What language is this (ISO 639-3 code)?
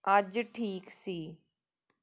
pan